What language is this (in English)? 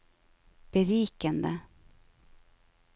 Norwegian